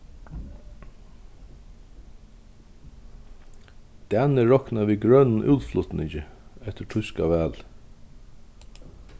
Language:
Faroese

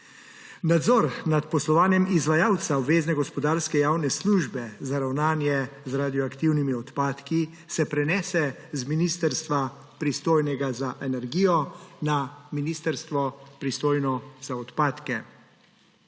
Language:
Slovenian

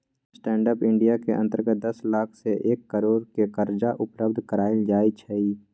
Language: Magahi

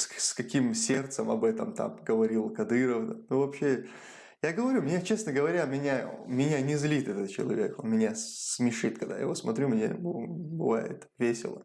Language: Russian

